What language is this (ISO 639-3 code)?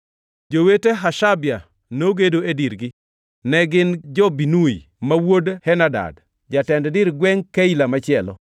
luo